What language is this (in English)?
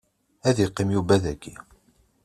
Kabyle